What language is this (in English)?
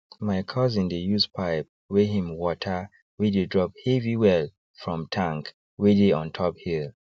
Nigerian Pidgin